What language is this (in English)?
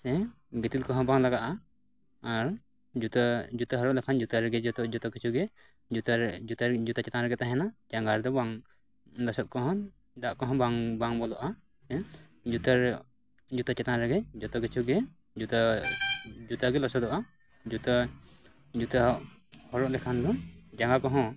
Santali